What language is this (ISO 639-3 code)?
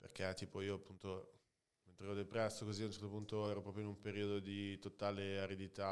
ita